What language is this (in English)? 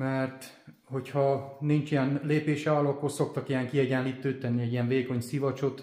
Hungarian